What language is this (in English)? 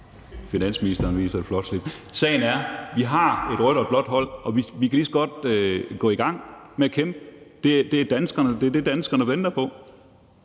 Danish